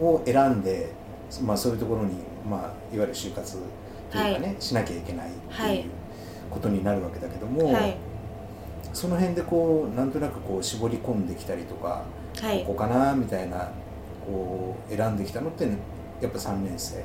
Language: Japanese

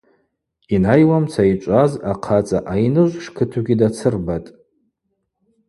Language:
Abaza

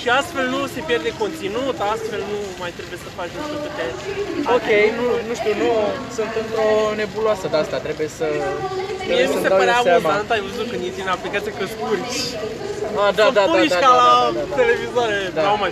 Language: Romanian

